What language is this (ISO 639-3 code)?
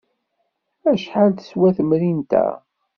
kab